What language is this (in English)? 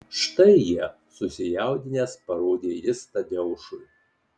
Lithuanian